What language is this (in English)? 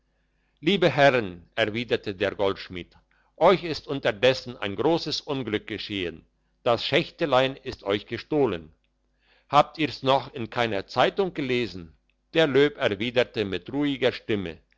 German